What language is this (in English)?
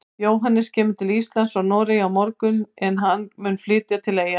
Icelandic